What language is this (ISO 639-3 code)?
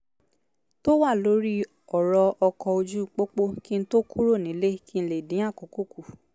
yor